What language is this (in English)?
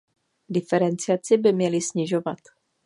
Czech